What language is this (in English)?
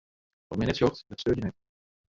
Western Frisian